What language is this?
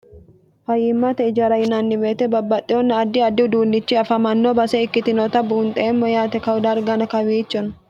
Sidamo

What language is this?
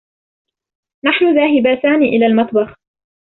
Arabic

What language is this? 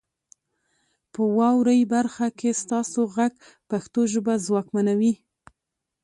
Pashto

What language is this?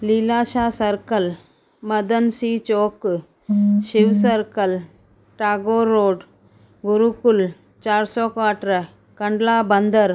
Sindhi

